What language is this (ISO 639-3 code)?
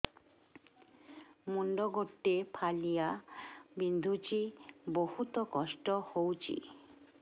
ori